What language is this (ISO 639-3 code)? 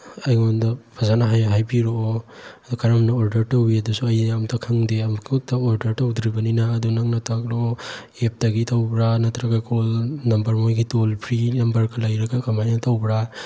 mni